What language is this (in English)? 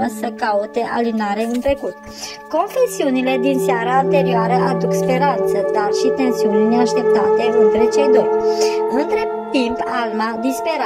Romanian